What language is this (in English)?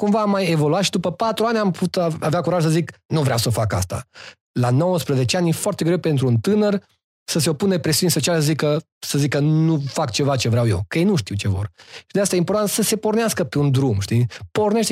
Romanian